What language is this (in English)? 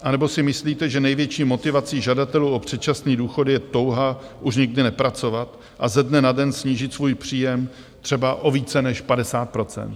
Czech